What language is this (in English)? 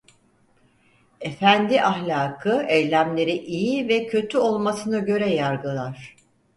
Turkish